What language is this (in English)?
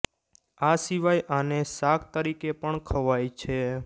Gujarati